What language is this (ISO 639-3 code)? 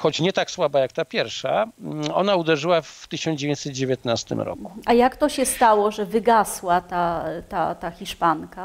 pol